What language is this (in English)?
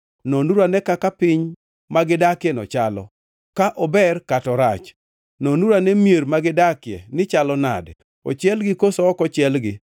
Luo (Kenya and Tanzania)